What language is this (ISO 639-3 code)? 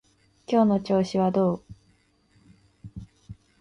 jpn